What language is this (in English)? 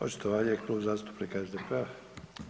Croatian